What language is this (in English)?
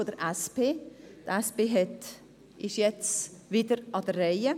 Swiss German